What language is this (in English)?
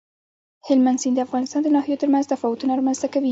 Pashto